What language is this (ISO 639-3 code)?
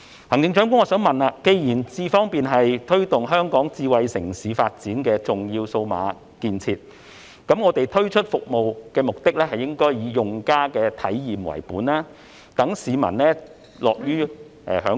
yue